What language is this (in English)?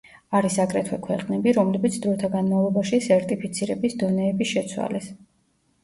Georgian